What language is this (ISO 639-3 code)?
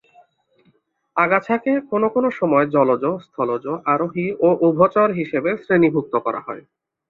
ben